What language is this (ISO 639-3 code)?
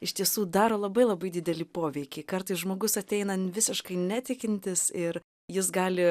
lit